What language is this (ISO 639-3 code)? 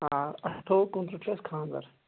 kas